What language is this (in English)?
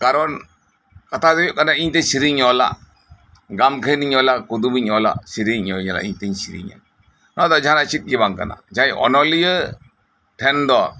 Santali